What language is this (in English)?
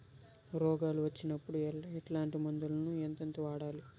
Telugu